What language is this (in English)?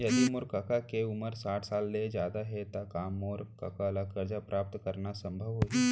Chhattisgarhi